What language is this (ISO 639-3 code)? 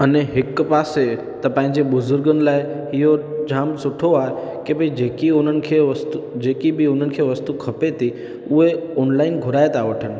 snd